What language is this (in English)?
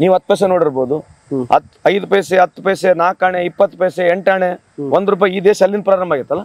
Kannada